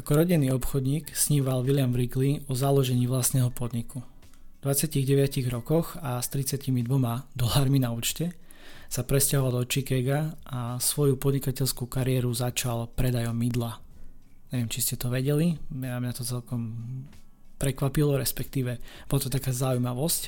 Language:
Slovak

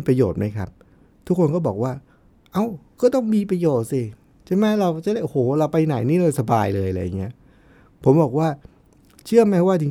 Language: Thai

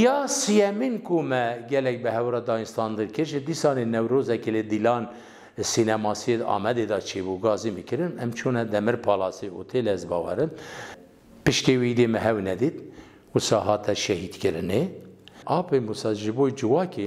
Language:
Persian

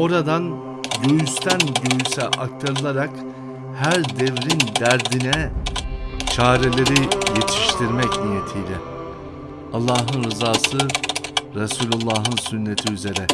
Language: Turkish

